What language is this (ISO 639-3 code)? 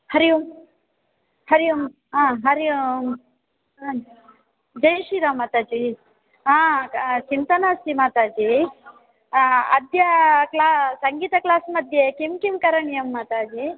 san